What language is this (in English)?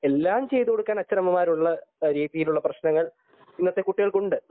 Malayalam